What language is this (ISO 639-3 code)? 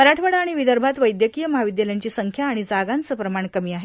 mar